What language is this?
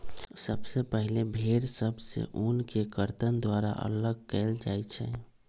Magahi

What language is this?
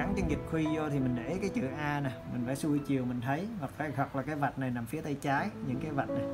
Vietnamese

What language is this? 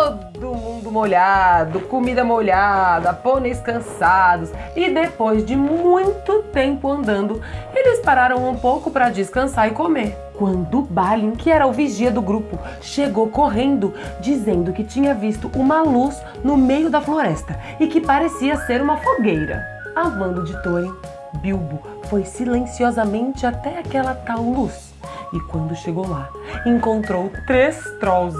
Portuguese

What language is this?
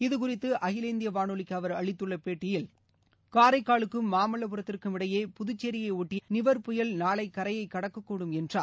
Tamil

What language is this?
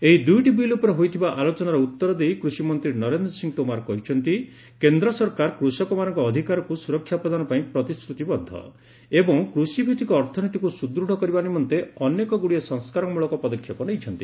Odia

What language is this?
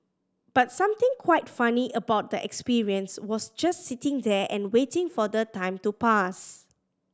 English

